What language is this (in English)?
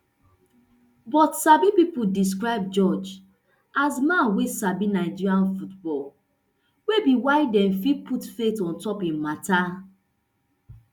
Nigerian Pidgin